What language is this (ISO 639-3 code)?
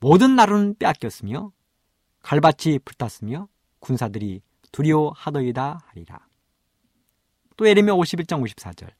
kor